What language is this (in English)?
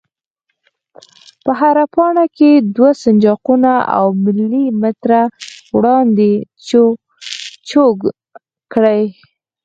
Pashto